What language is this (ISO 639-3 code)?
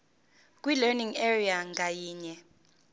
zul